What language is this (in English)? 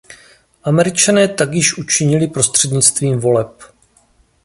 Czech